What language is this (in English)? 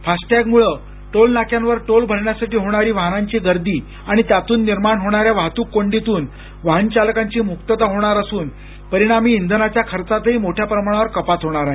Marathi